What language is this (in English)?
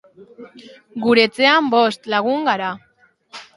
Basque